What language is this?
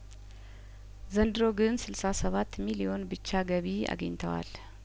Amharic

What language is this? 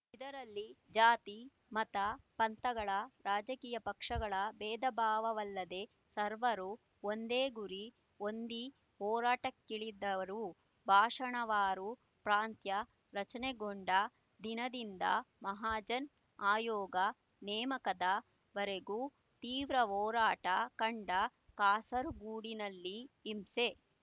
Kannada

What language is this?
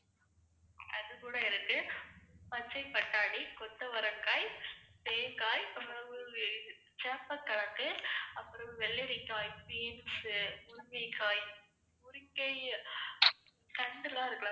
Tamil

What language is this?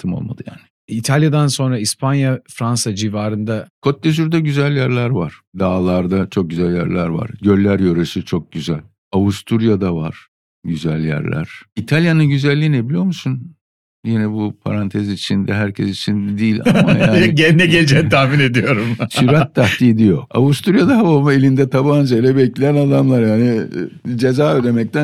Turkish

